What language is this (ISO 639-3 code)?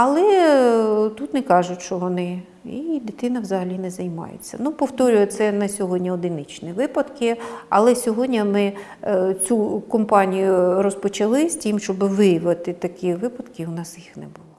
ukr